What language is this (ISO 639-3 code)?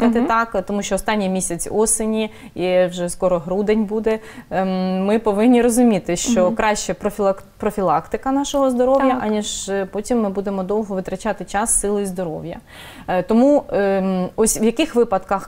ukr